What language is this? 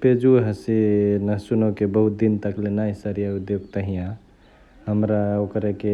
Chitwania Tharu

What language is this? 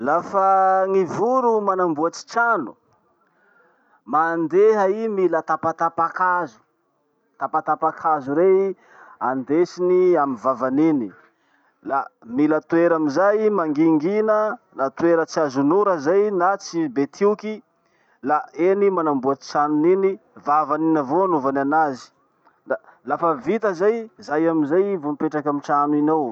Masikoro Malagasy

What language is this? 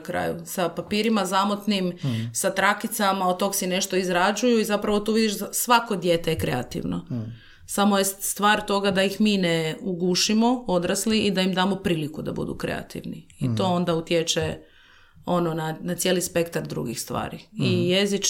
Croatian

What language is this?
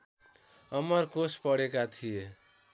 Nepali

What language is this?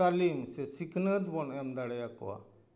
Santali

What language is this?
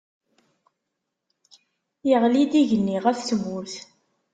Kabyle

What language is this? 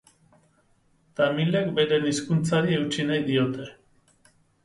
Basque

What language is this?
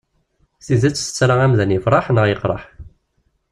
Kabyle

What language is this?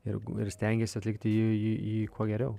Lithuanian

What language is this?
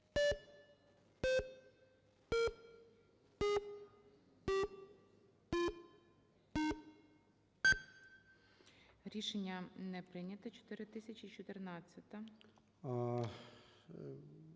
Ukrainian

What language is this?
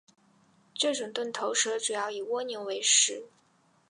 Chinese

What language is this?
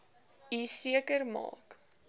Afrikaans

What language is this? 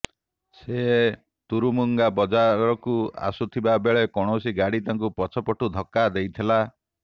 Odia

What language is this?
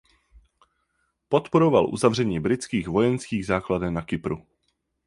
Czech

